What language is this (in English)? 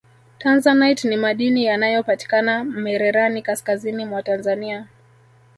Swahili